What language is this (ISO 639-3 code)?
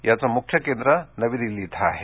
mar